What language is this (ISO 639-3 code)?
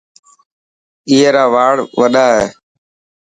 mki